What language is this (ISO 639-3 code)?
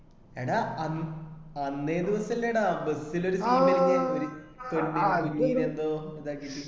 mal